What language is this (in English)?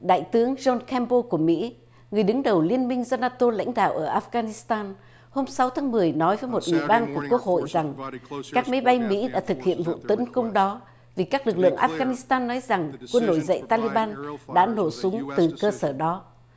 Vietnamese